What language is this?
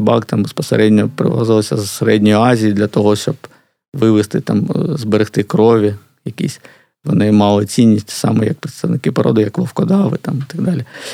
Ukrainian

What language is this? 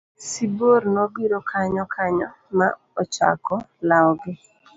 Luo (Kenya and Tanzania)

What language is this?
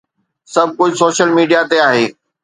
Sindhi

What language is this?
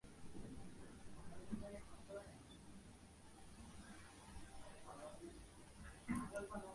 Bangla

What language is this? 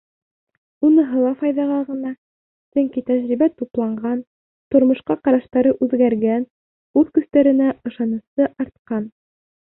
Bashkir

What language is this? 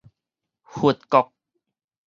Min Nan Chinese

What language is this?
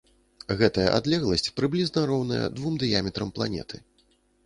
Belarusian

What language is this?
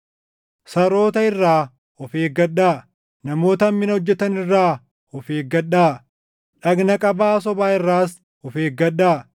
Oromo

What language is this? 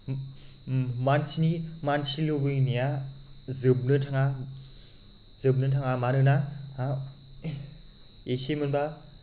Bodo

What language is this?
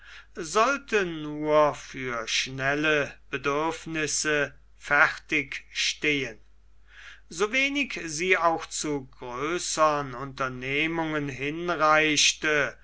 German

